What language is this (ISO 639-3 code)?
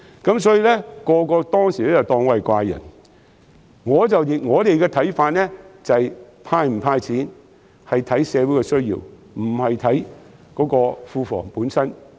yue